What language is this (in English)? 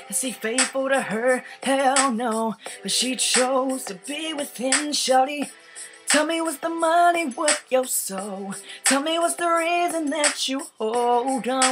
English